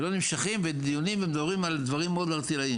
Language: Hebrew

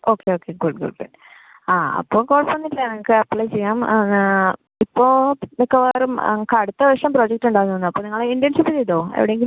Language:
Malayalam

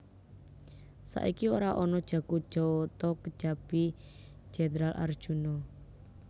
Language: Javanese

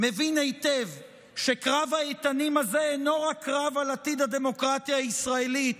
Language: Hebrew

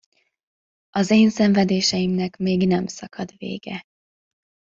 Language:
Hungarian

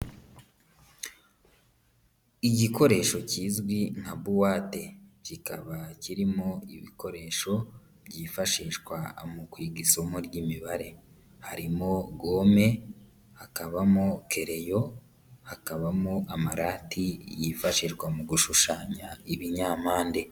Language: Kinyarwanda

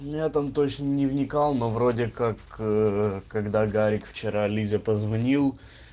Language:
Russian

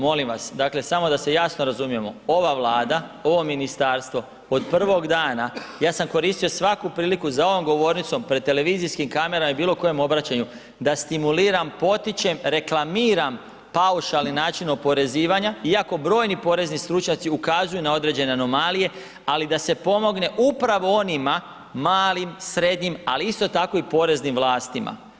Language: Croatian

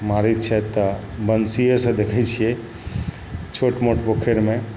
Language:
Maithili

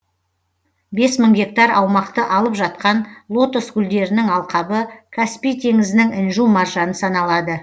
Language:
Kazakh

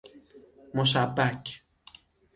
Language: Persian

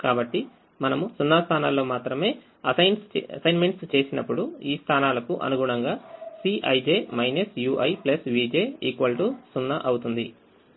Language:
Telugu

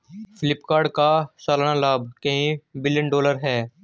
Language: Hindi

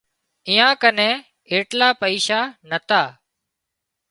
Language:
Wadiyara Koli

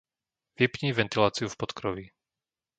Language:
Slovak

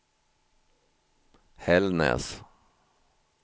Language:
Swedish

